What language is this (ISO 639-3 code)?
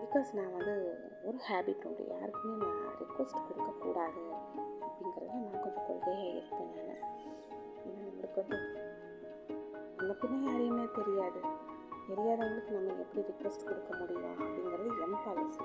tam